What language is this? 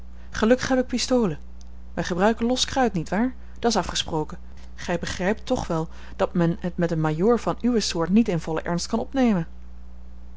Dutch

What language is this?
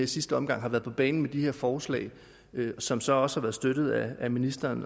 Danish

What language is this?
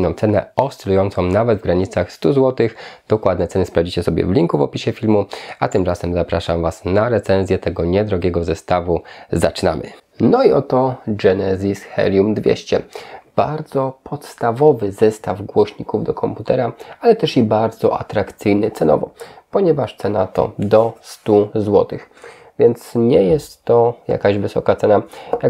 Polish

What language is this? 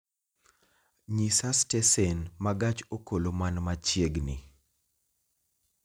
Luo (Kenya and Tanzania)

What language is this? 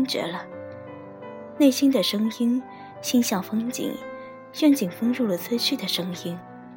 Chinese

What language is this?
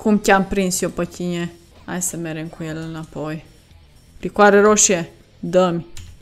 Romanian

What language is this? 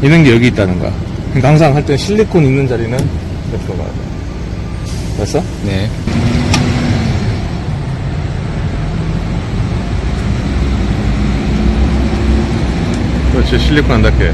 Korean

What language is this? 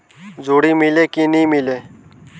Chhattisgarhi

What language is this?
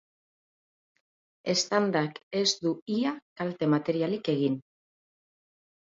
Basque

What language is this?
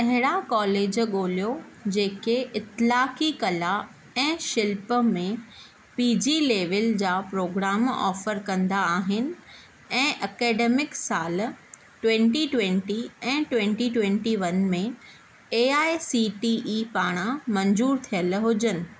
Sindhi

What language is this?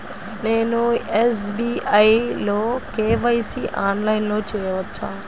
Telugu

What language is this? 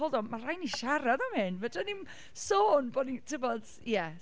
Welsh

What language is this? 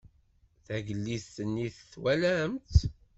Kabyle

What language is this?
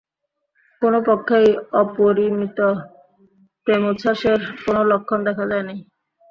Bangla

